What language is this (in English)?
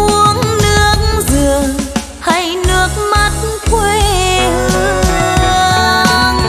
Vietnamese